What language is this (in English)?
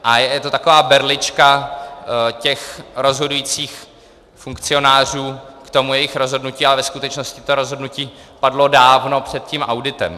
Czech